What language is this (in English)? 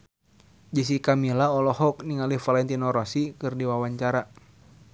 Sundanese